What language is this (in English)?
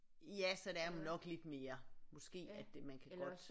Danish